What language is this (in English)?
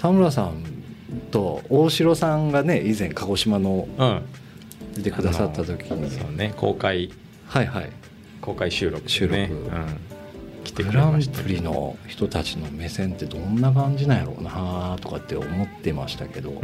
Japanese